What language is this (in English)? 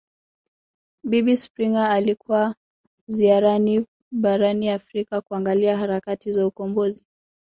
Swahili